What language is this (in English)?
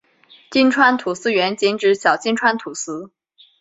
Chinese